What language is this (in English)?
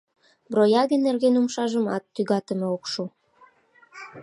Mari